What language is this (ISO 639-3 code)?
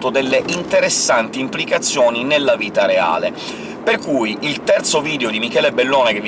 ita